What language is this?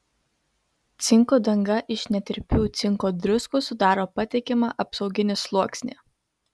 Lithuanian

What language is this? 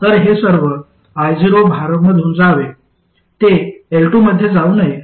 Marathi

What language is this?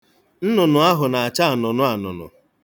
Igbo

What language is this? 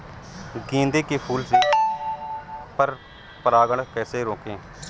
Hindi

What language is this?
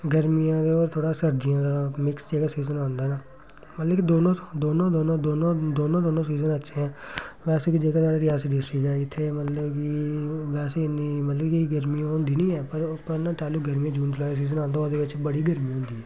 Dogri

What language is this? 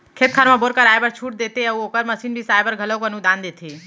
Chhattisgarhi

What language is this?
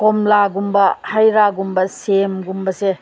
Manipuri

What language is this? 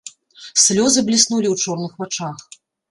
Belarusian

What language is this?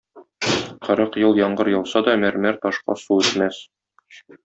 Tatar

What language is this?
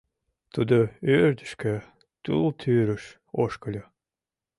Mari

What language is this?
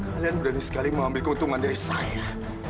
Indonesian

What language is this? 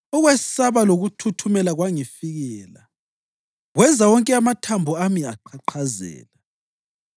North Ndebele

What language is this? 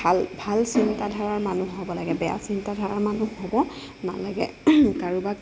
Assamese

